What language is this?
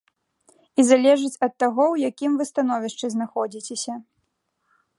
Belarusian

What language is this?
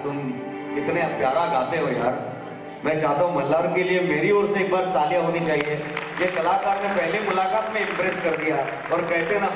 Hindi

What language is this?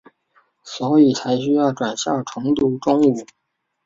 Chinese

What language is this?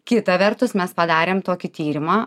Lithuanian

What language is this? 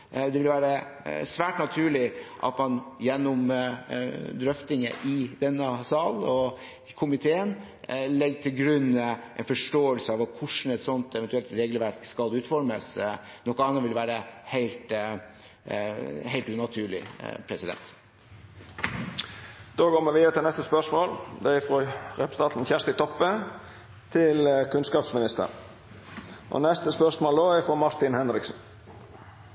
Norwegian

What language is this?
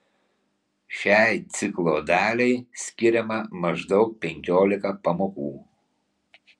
Lithuanian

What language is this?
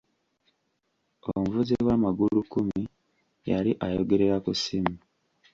Ganda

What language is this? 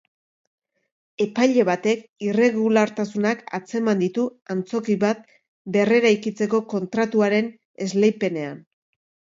Basque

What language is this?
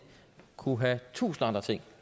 Danish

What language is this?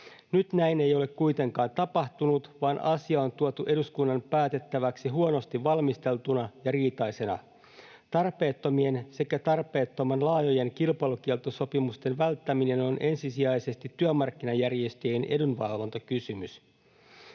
Finnish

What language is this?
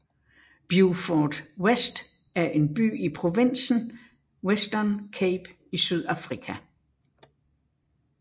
Danish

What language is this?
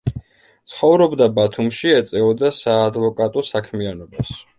Georgian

